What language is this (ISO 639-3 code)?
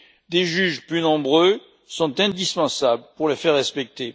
fra